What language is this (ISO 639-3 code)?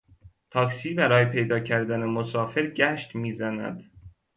fas